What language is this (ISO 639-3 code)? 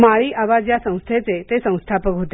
mar